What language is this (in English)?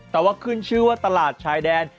Thai